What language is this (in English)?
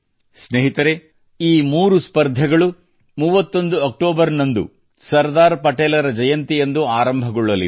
Kannada